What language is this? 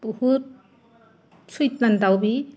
Bodo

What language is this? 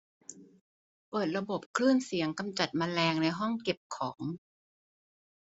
Thai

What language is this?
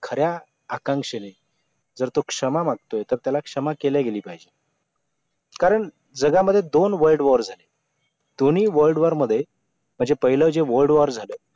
Marathi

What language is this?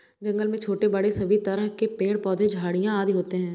Hindi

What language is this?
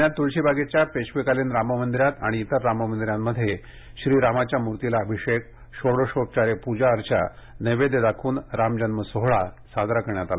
Marathi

